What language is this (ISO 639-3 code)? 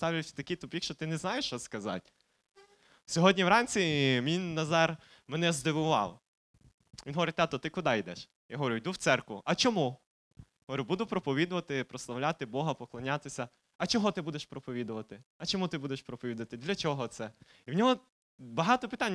ukr